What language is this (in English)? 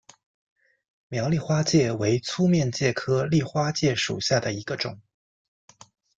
Chinese